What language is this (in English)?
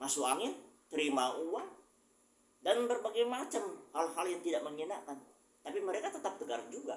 Indonesian